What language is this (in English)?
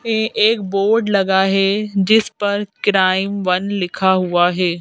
Hindi